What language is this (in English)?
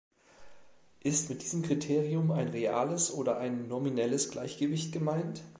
German